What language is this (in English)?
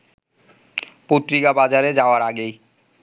Bangla